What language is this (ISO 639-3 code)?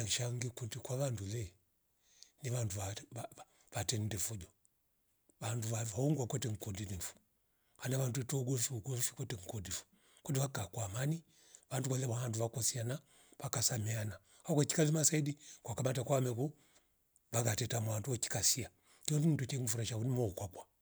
rof